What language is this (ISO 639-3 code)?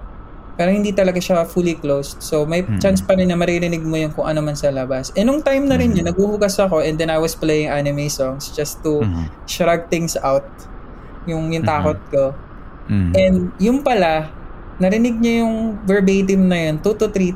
fil